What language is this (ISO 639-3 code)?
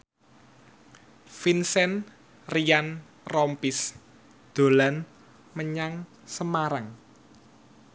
jav